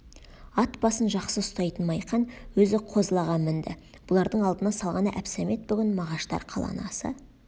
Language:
Kazakh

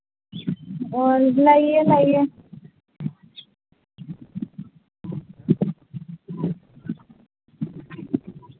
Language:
Manipuri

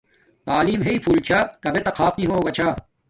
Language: Domaaki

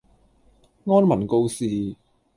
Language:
Cantonese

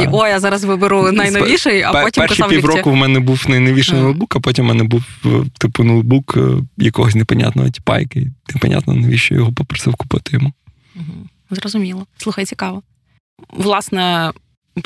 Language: Ukrainian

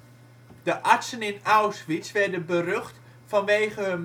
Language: Dutch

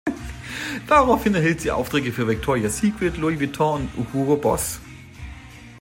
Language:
German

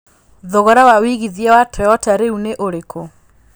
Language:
Kikuyu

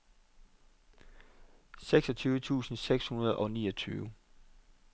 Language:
Danish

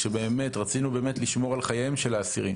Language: Hebrew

